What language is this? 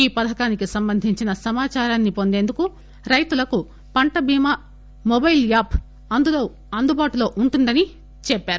Telugu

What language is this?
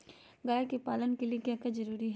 Magahi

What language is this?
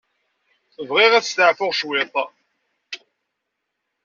Kabyle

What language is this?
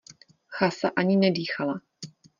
Czech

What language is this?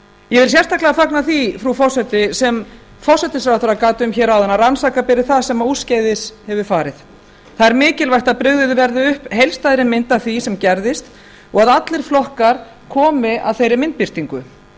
Icelandic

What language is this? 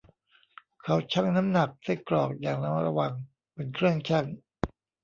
Thai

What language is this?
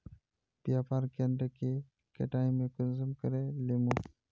Magahi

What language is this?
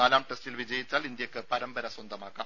Malayalam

